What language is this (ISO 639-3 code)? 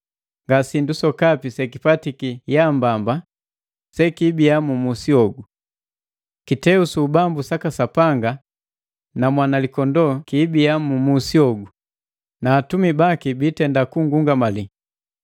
mgv